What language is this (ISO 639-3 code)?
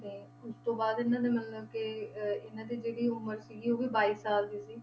pan